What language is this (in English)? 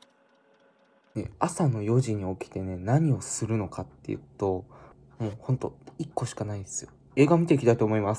Japanese